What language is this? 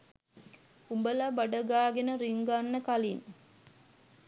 Sinhala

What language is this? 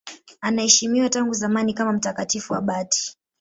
Swahili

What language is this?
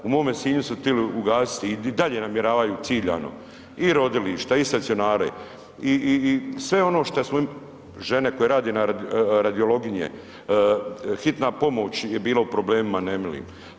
Croatian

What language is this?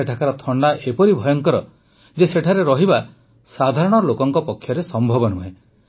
Odia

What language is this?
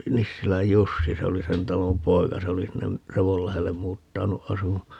Finnish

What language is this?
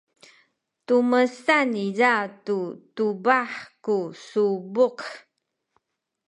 Sakizaya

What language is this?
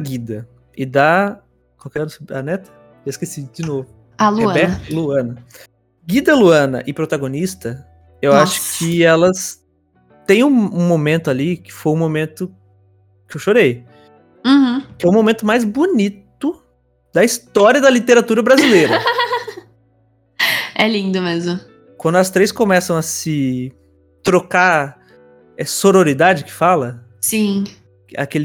Portuguese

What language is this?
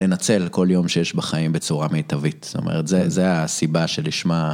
Hebrew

